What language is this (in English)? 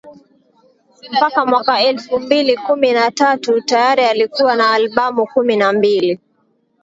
Swahili